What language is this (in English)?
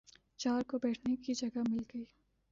Urdu